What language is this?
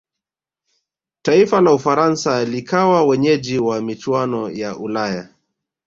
Swahili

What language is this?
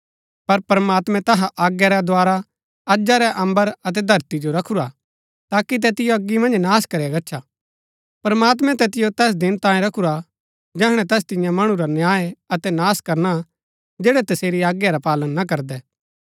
Gaddi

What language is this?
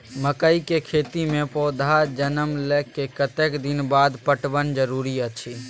Maithili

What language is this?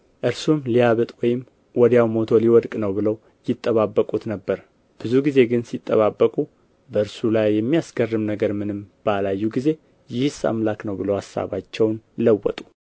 Amharic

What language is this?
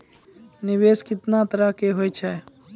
Maithili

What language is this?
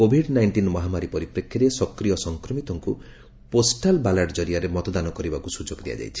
Odia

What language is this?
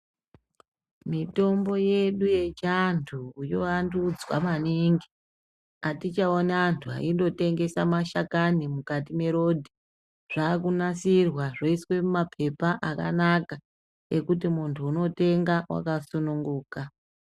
Ndau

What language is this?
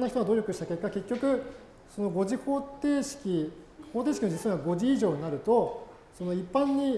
Japanese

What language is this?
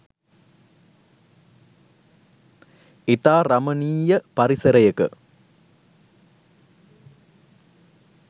Sinhala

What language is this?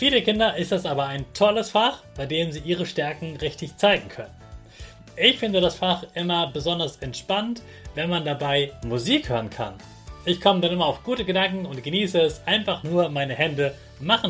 German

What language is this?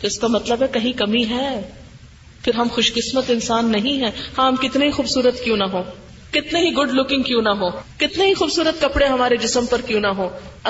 Urdu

